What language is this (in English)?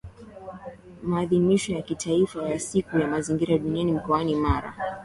Swahili